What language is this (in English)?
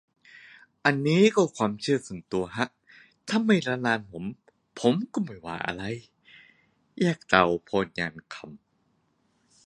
Thai